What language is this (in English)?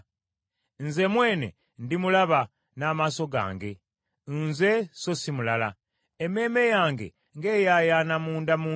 Ganda